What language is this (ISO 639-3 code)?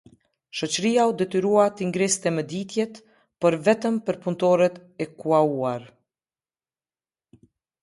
sqi